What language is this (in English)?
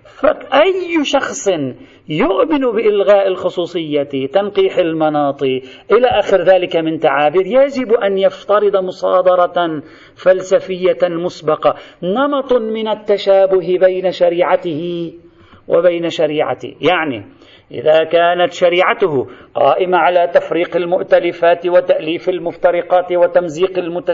Arabic